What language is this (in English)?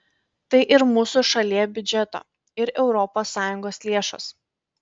Lithuanian